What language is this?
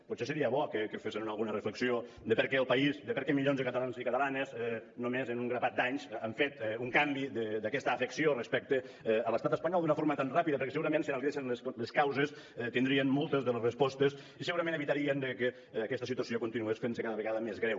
Catalan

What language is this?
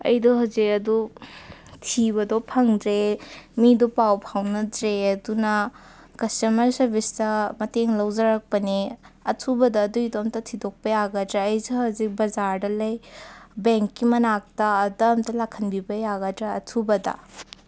Manipuri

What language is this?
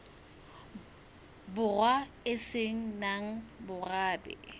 Southern Sotho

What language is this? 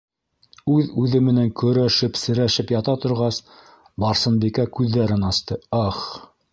Bashkir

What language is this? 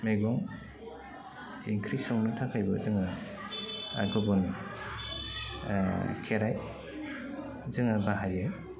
Bodo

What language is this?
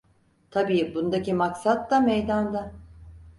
Turkish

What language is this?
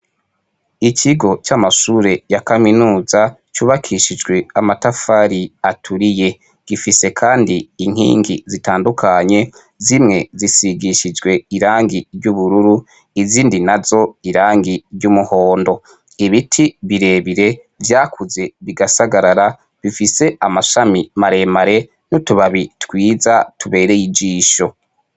Rundi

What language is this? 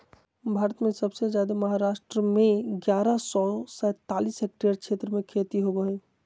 Magahi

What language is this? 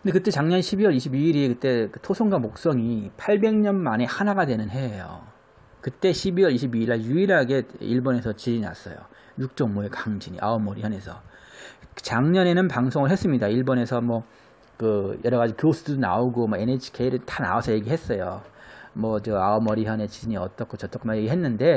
Korean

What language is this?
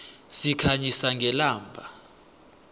South Ndebele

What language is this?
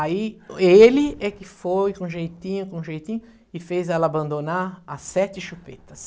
Portuguese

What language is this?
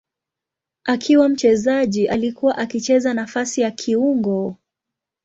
Swahili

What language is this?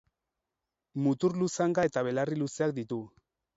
Basque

